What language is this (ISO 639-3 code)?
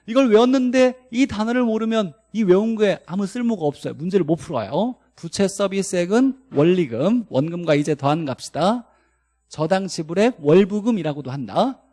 kor